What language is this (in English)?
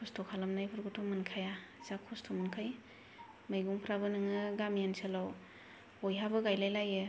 Bodo